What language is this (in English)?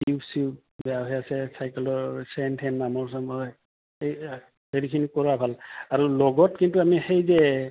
Assamese